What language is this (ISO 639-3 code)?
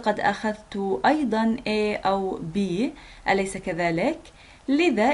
ara